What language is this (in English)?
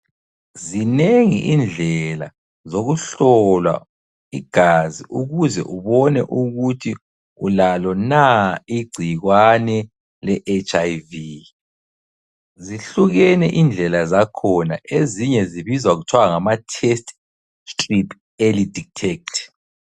North Ndebele